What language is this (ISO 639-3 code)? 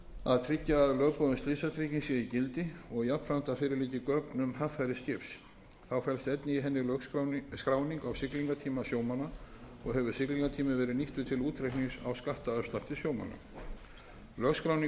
isl